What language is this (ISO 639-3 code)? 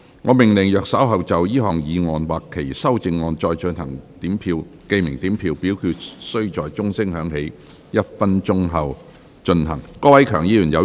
yue